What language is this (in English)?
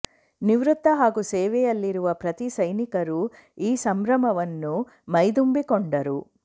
Kannada